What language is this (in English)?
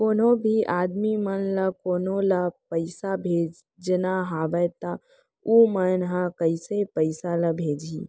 Chhattisgarhi